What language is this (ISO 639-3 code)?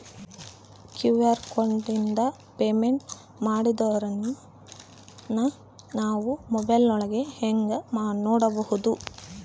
kan